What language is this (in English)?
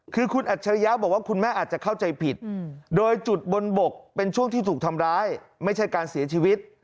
Thai